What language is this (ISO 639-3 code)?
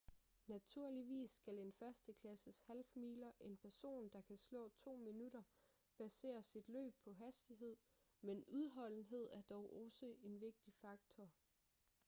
dan